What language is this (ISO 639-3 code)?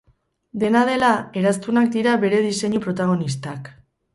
eus